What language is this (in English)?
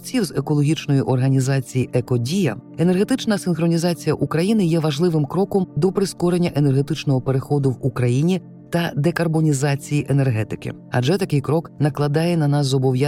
Ukrainian